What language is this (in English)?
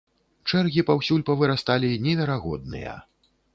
Belarusian